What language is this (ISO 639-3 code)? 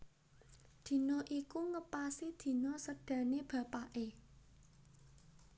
jav